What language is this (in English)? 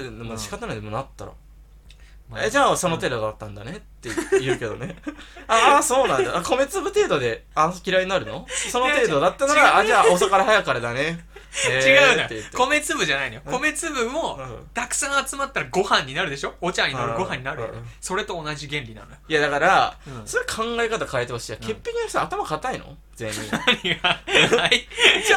Japanese